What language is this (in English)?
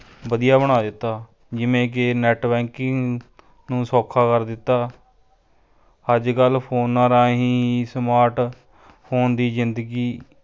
Punjabi